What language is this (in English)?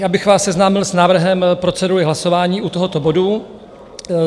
Czech